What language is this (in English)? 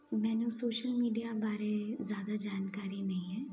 Punjabi